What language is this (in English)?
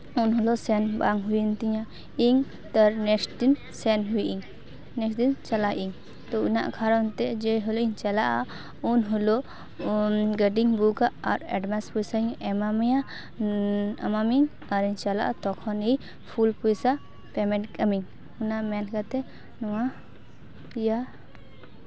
Santali